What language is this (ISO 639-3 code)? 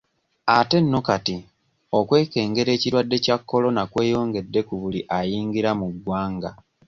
lug